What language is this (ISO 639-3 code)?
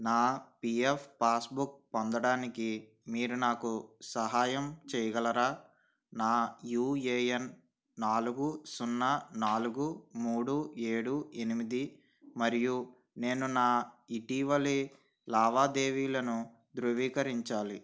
tel